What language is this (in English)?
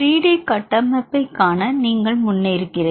Tamil